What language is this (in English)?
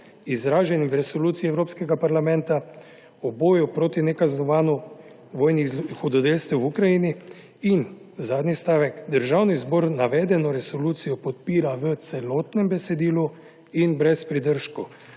Slovenian